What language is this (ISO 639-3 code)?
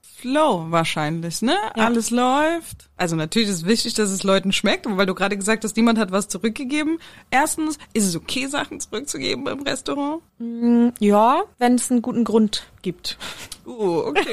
deu